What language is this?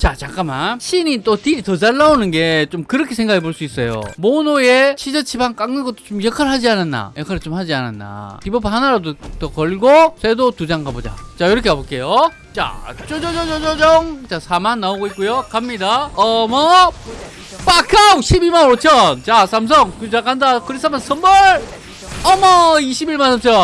Korean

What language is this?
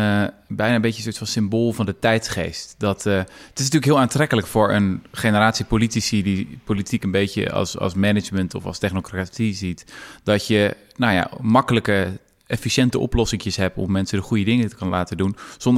Dutch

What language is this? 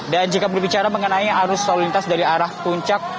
Indonesian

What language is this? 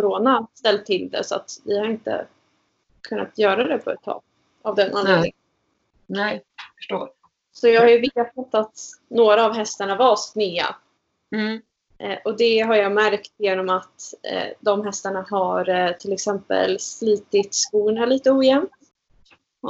Swedish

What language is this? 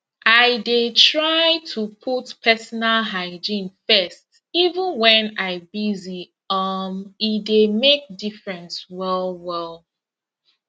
Nigerian Pidgin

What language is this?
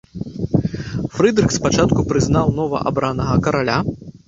Belarusian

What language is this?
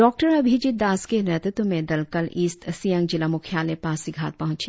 Hindi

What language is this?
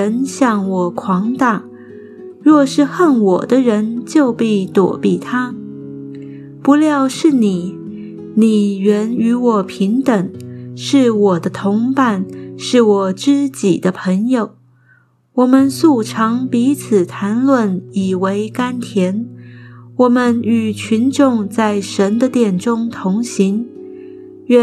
Chinese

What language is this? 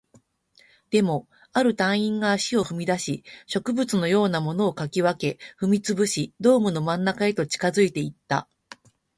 Japanese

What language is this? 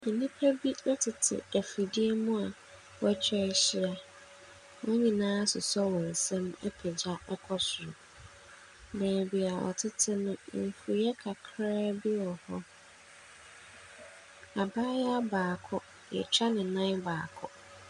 Akan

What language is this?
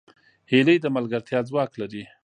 Pashto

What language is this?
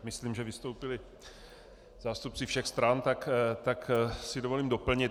Czech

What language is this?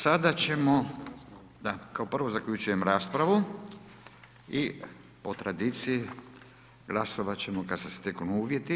Croatian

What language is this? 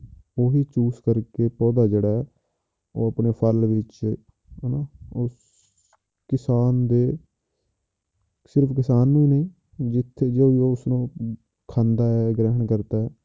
Punjabi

